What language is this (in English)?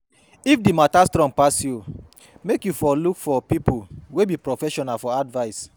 Nigerian Pidgin